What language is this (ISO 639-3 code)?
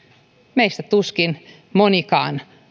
fin